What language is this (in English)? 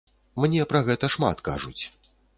Belarusian